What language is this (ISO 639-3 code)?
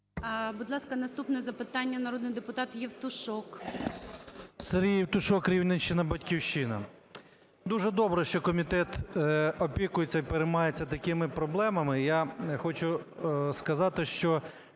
ukr